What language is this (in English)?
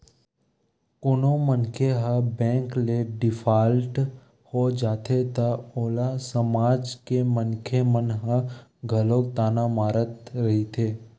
Chhattisgarhi